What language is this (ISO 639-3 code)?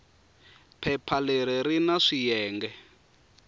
tso